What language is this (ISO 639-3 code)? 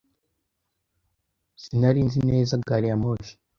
kin